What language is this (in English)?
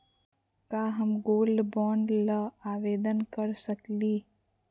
Magahi